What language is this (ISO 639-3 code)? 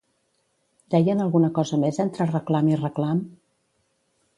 cat